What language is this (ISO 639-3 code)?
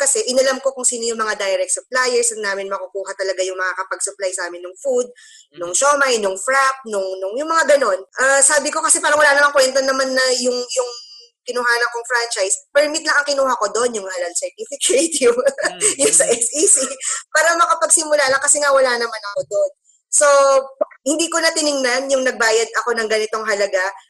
fil